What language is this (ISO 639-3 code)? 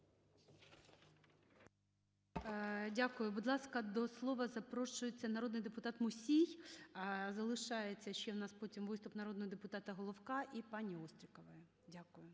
ukr